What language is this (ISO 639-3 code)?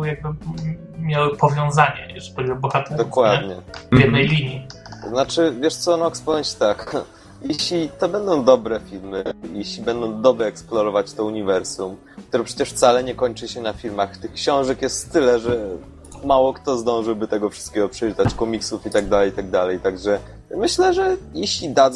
pol